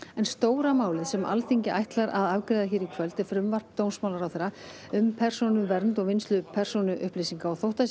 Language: Icelandic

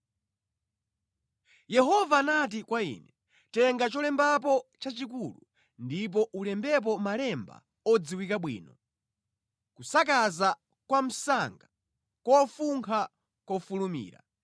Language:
Nyanja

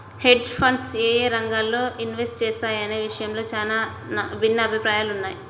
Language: Telugu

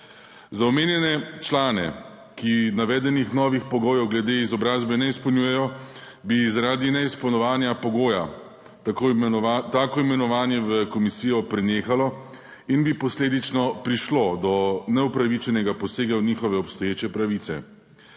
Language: Slovenian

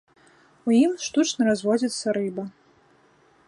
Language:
Belarusian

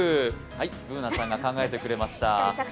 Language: Japanese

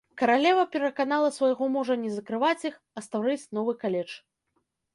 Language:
Belarusian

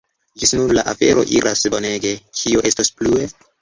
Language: Esperanto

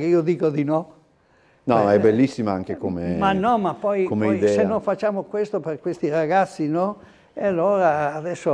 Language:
Italian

